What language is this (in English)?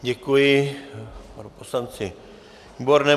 Czech